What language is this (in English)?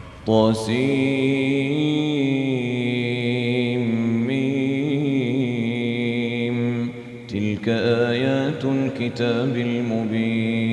Arabic